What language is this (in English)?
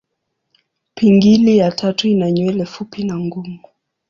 Swahili